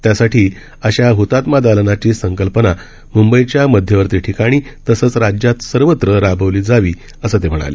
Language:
Marathi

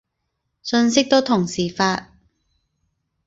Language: Cantonese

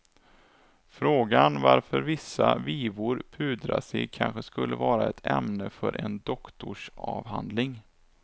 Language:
Swedish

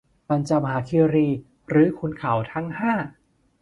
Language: Thai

